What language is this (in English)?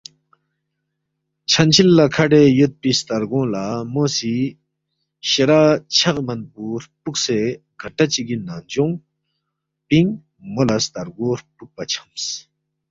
Balti